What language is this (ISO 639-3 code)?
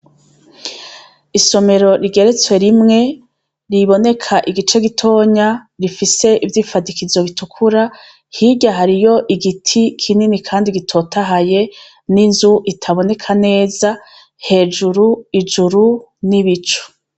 run